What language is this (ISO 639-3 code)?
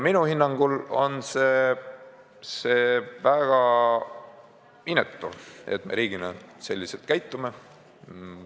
est